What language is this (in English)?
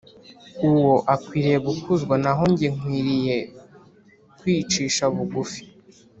Kinyarwanda